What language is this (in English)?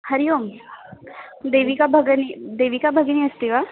Sanskrit